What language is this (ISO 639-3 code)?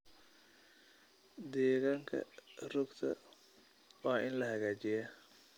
som